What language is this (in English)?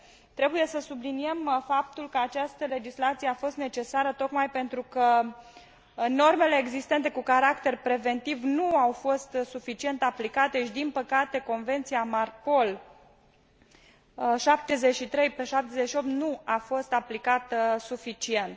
Romanian